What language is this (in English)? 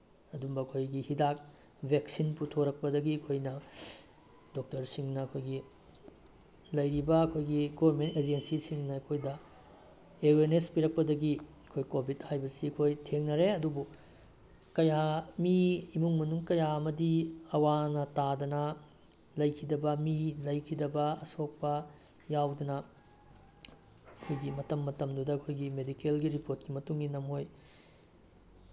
Manipuri